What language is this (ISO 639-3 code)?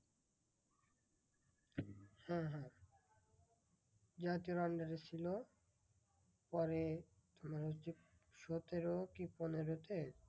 ben